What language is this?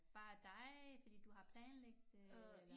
Danish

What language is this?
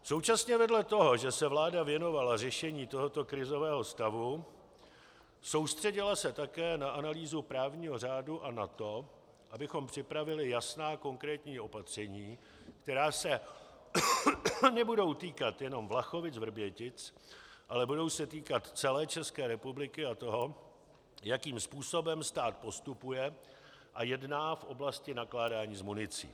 Czech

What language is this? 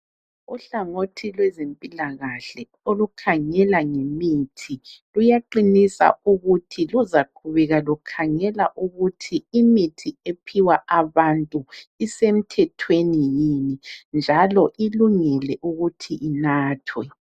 North Ndebele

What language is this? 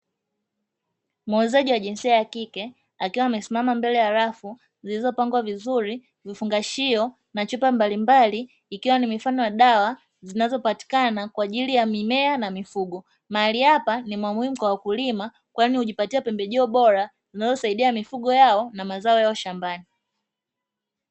Swahili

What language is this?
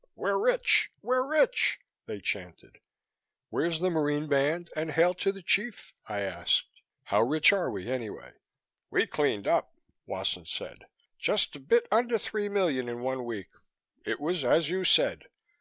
English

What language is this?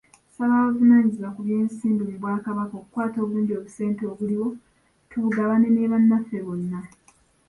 Ganda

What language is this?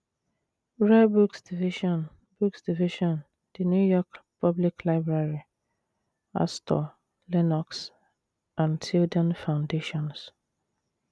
Igbo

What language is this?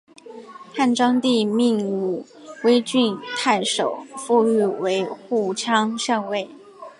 Chinese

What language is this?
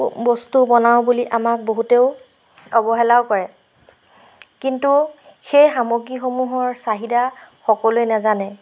Assamese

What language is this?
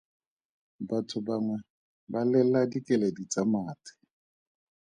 Tswana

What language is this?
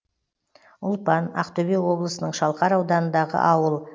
Kazakh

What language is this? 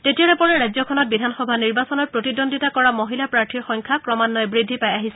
Assamese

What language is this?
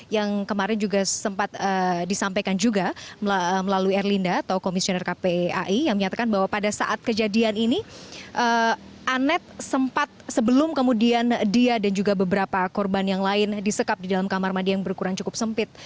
Indonesian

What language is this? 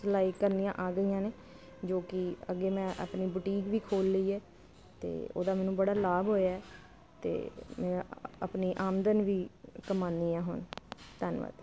Punjabi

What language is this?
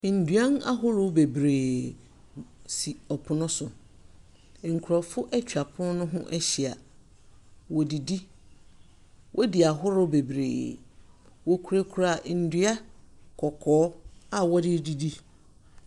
Akan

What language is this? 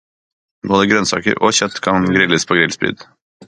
Norwegian Bokmål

